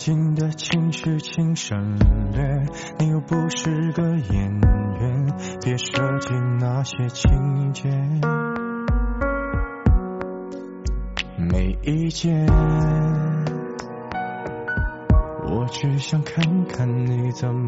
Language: Arabic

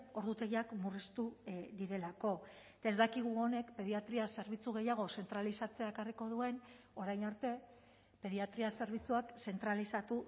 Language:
Basque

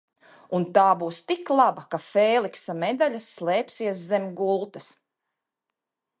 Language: Latvian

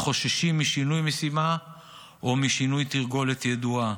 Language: Hebrew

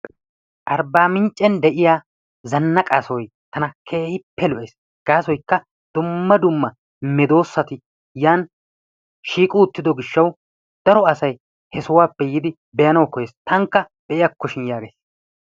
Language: Wolaytta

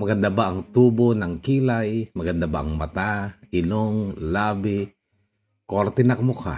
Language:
Filipino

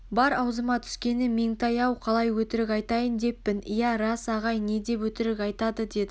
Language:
Kazakh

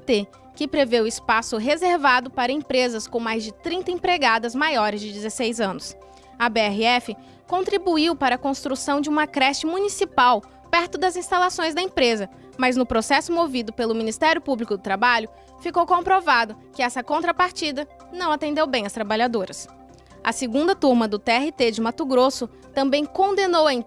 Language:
Portuguese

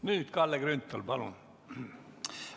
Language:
Estonian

